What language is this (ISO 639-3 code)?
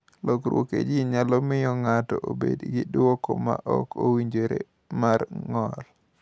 luo